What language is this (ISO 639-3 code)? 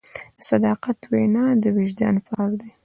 pus